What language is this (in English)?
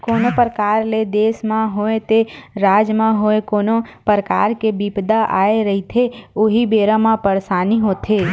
Chhattisgarhi